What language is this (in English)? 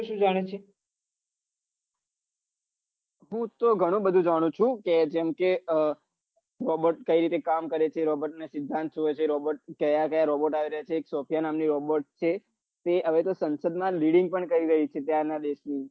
Gujarati